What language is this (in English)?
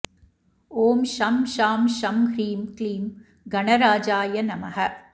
Sanskrit